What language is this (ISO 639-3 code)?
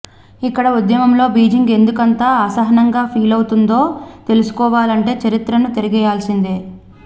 tel